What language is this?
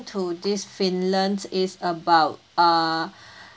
English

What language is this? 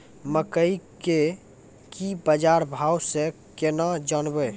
Maithili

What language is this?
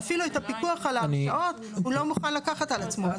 Hebrew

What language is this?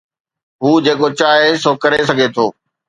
Sindhi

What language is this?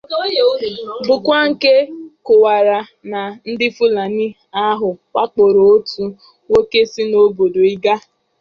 Igbo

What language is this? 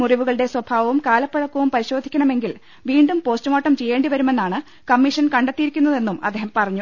Malayalam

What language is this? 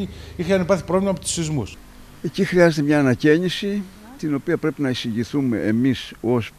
Greek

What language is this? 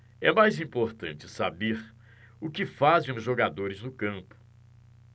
Portuguese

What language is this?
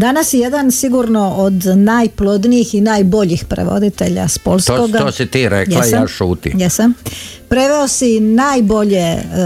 Croatian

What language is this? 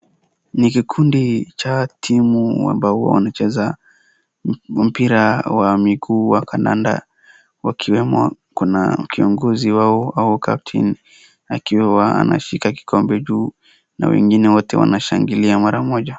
Swahili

